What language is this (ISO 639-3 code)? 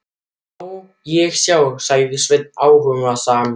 isl